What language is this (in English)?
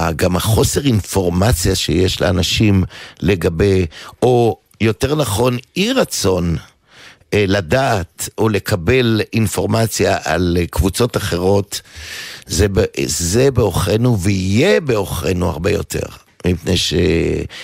Hebrew